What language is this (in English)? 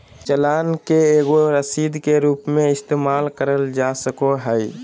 Magahi